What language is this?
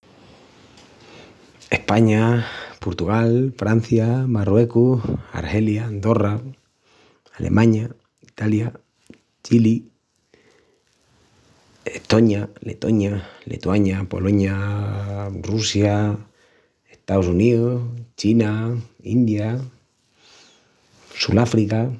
Extremaduran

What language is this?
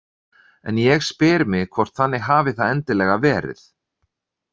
Icelandic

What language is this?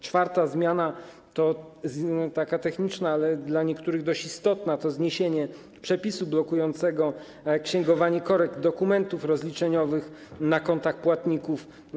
Polish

